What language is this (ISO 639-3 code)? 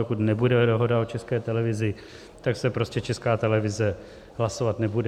ces